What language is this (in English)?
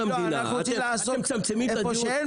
Hebrew